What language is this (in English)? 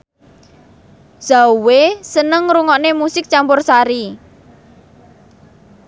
Javanese